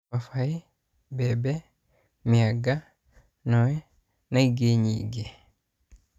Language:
Kikuyu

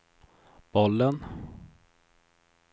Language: Swedish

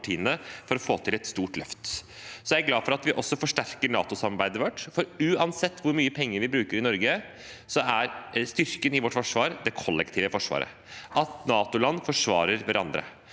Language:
Norwegian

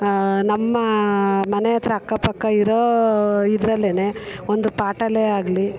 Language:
Kannada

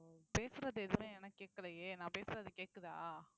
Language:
Tamil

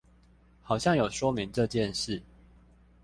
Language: Chinese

